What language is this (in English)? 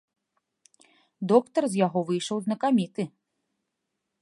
Belarusian